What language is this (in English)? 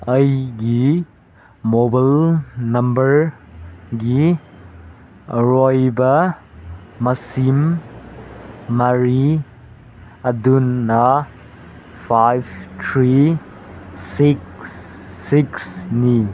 Manipuri